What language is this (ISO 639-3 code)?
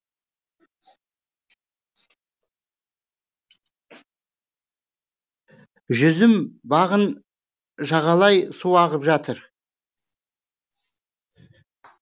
kaz